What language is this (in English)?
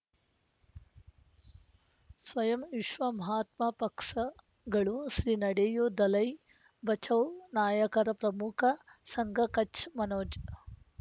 Kannada